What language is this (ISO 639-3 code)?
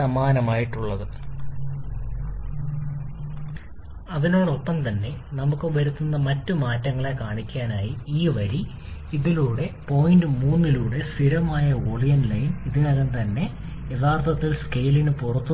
mal